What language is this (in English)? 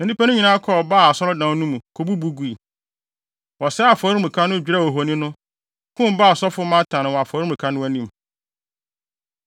Akan